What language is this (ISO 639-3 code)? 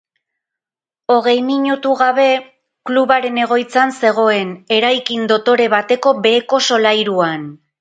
eus